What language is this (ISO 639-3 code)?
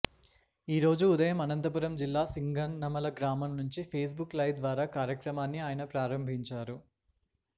tel